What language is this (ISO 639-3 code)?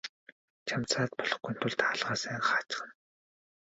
mon